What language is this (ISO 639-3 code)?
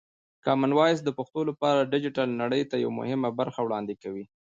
pus